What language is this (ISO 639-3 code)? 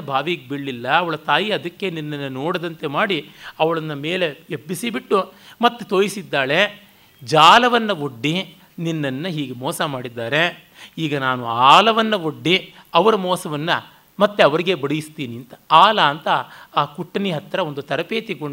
kan